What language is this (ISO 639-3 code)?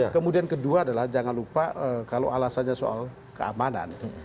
ind